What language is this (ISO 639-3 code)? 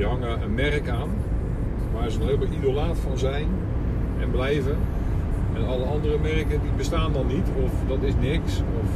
nld